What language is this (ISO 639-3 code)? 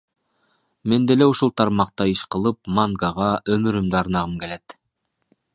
kir